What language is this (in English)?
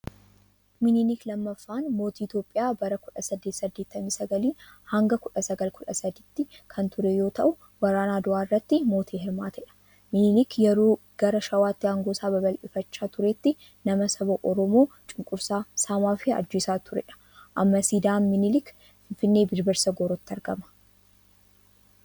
Oromo